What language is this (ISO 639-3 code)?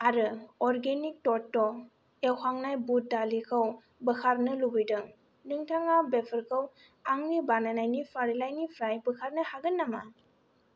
brx